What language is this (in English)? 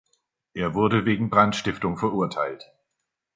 German